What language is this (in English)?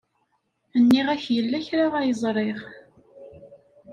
Kabyle